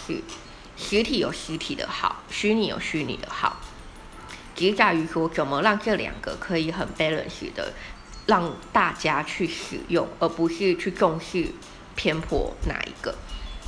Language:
Chinese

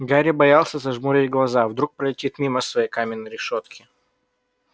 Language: Russian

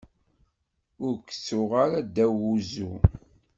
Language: Kabyle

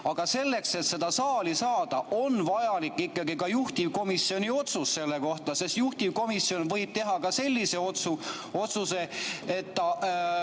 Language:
Estonian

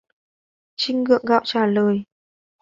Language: Vietnamese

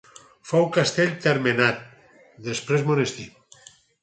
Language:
Catalan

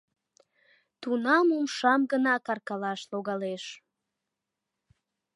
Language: Mari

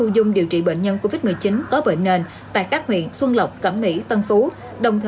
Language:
Vietnamese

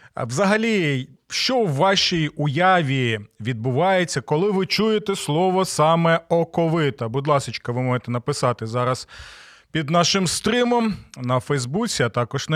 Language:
Ukrainian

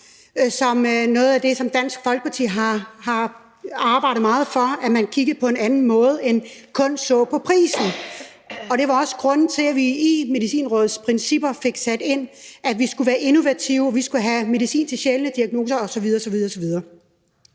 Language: Danish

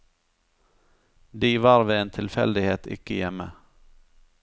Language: Norwegian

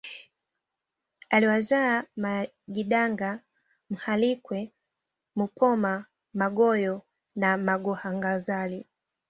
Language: Swahili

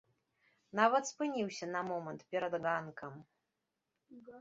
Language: Belarusian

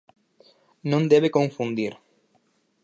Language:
Galician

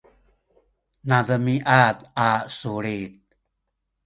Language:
Sakizaya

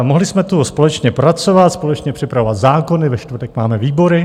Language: Czech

